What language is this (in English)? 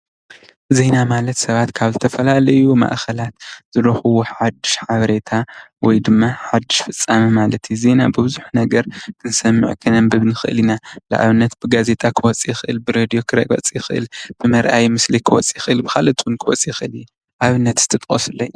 Tigrinya